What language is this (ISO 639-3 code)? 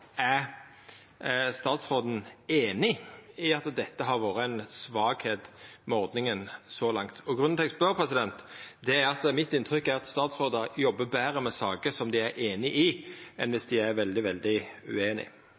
nno